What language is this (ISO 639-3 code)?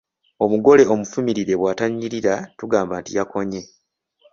lug